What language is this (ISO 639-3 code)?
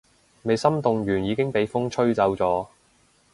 yue